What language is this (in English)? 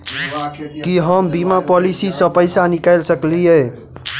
Maithili